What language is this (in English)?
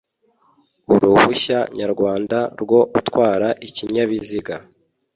Kinyarwanda